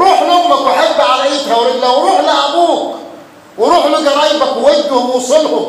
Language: Arabic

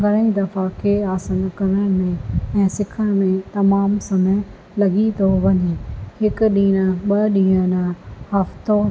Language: Sindhi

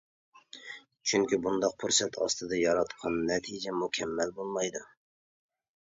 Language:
Uyghur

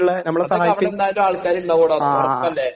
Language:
Malayalam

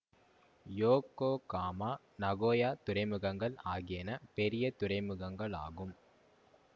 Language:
Tamil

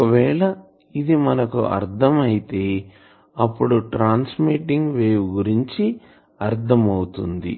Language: Telugu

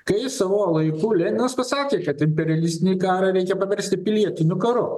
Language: Lithuanian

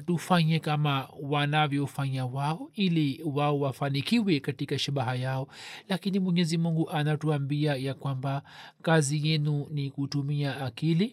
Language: Swahili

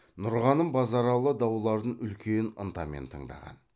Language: Kazakh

